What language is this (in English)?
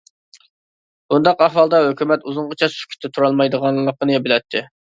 Uyghur